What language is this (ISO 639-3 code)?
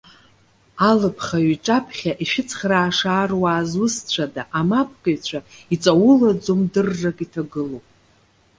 abk